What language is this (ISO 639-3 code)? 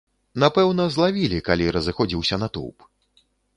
bel